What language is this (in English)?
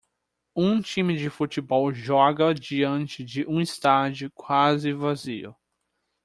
Portuguese